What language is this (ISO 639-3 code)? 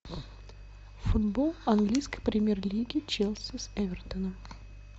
rus